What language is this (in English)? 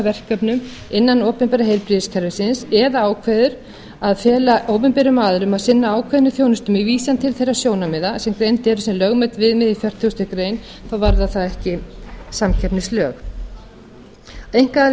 Icelandic